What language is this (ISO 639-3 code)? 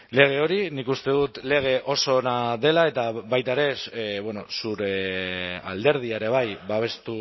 eus